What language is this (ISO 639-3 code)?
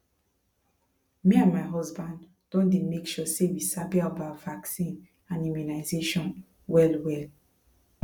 pcm